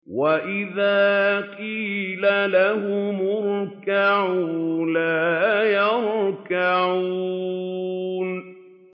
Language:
Arabic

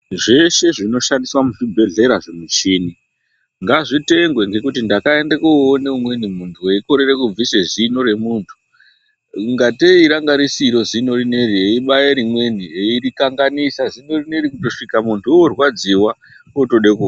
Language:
Ndau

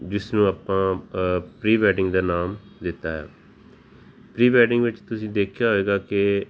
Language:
Punjabi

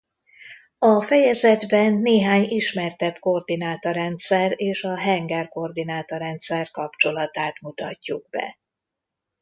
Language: Hungarian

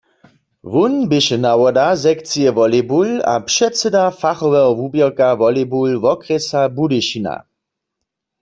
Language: Upper Sorbian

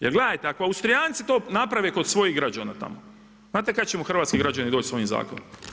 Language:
Croatian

